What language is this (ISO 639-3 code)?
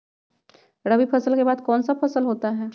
mag